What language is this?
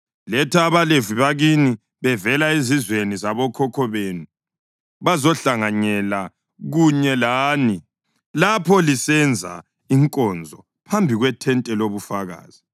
North Ndebele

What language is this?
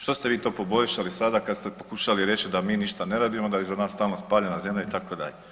Croatian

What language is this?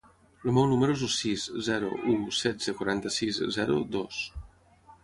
Catalan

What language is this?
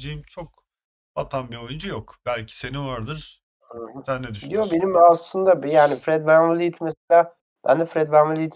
Turkish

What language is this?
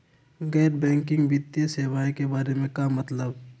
Magahi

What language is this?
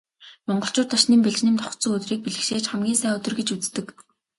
Mongolian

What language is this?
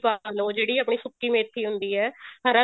Punjabi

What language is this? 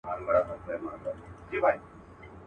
Pashto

